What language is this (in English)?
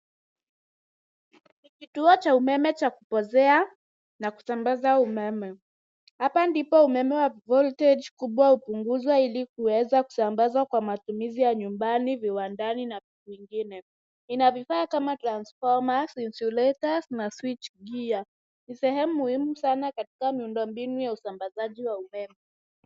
Swahili